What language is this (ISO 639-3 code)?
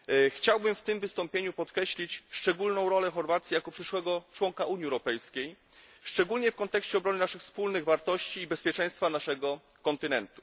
pol